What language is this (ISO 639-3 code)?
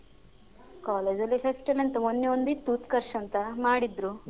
kan